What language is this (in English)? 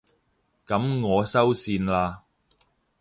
Cantonese